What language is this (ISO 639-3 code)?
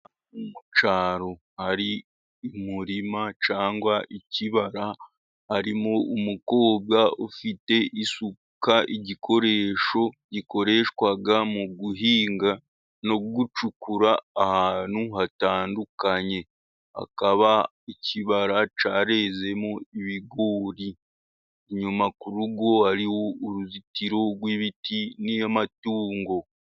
kin